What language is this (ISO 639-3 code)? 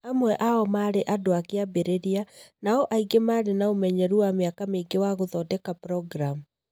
kik